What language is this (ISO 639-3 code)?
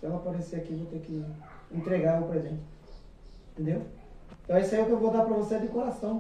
por